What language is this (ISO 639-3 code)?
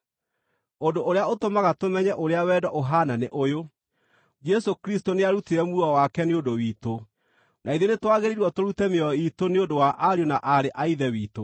kik